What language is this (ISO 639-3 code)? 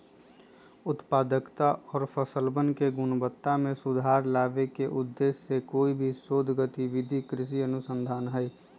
mag